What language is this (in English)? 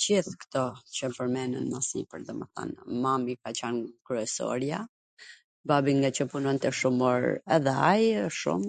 Gheg Albanian